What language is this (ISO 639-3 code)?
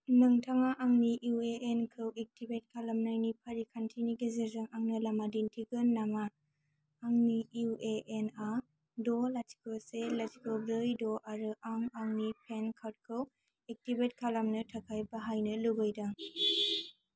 brx